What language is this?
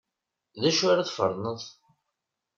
Kabyle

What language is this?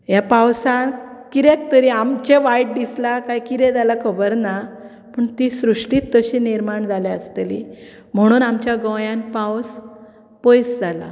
Konkani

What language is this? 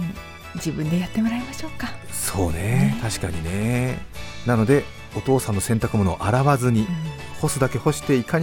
Japanese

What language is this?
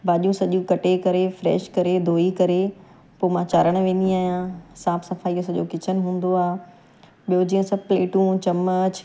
Sindhi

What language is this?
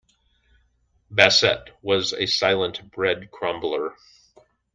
English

